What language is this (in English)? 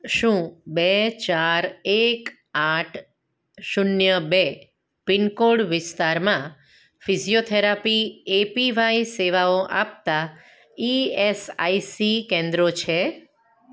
Gujarati